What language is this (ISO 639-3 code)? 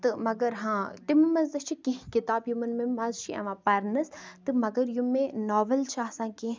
kas